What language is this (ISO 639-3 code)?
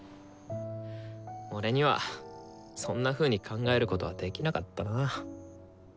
jpn